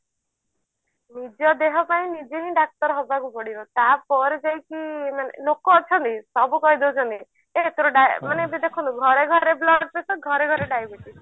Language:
Odia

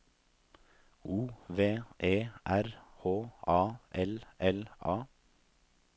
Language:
Norwegian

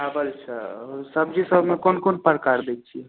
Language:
Maithili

